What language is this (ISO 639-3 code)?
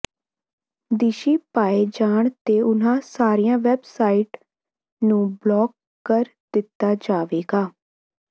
pan